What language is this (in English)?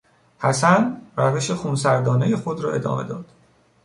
Persian